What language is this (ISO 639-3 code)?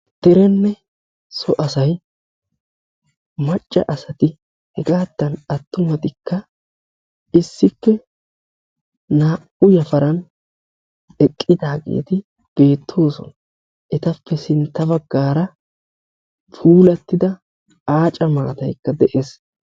wal